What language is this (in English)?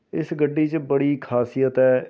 Punjabi